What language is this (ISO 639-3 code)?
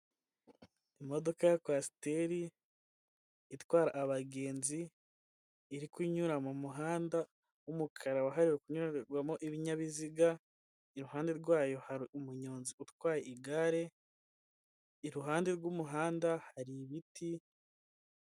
kin